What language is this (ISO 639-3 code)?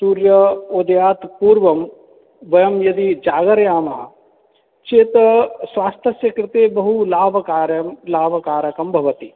san